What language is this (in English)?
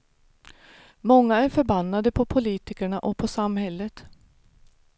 Swedish